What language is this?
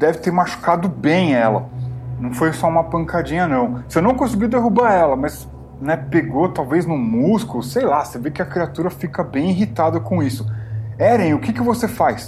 Portuguese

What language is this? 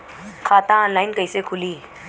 Bhojpuri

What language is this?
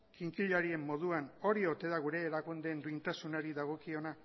Basque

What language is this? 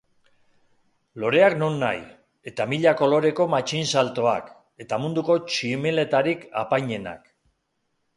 Basque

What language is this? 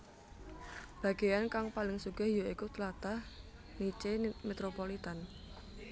Javanese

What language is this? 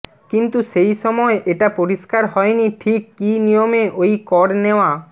Bangla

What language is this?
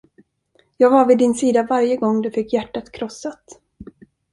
Swedish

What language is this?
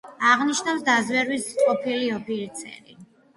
Georgian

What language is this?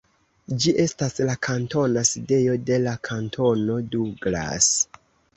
Esperanto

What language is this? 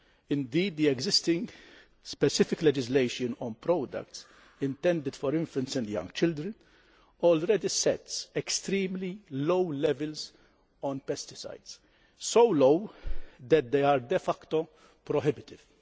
English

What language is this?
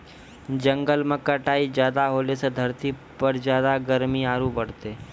Maithili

